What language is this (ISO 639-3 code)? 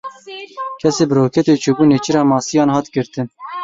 kur